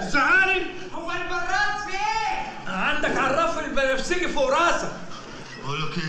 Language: Arabic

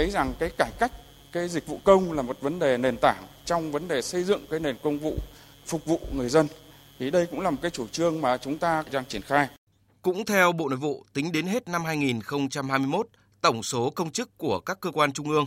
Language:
Vietnamese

